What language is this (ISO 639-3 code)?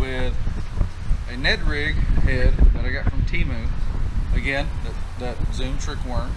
eng